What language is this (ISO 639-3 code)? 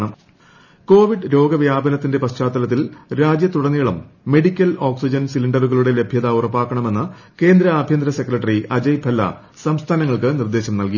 mal